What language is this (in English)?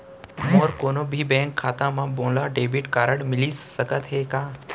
Chhattisgarhi